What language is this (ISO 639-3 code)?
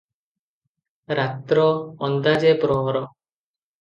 ori